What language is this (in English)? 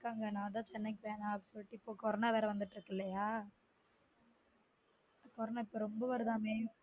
Tamil